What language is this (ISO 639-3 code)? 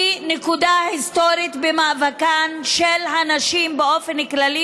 heb